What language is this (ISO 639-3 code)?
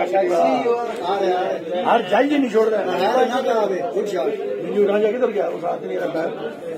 ara